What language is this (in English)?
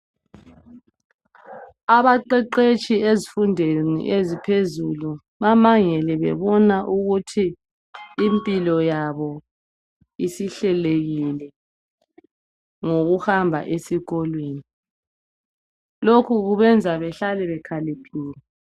North Ndebele